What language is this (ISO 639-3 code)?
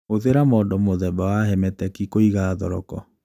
kik